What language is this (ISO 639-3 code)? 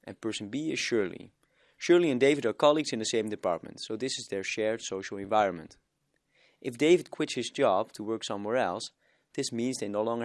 eng